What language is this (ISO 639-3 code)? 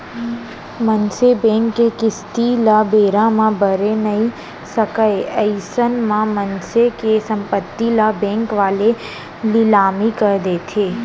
hne